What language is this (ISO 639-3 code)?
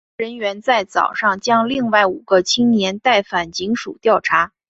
zho